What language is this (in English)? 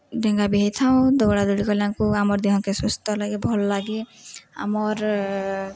Odia